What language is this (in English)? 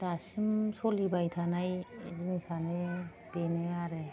Bodo